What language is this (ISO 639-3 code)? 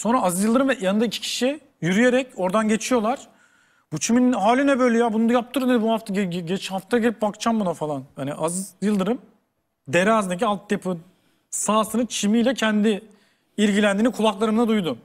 tur